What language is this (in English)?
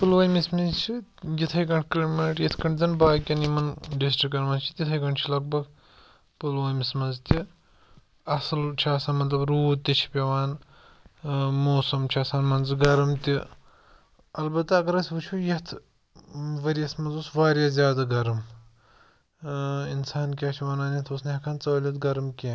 Kashmiri